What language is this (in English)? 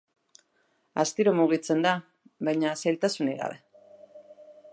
Basque